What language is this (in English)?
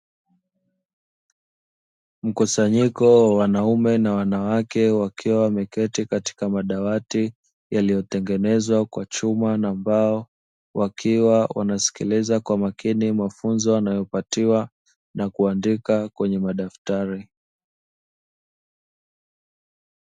Swahili